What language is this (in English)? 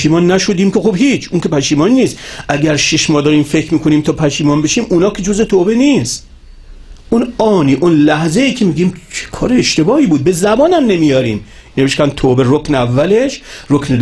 Persian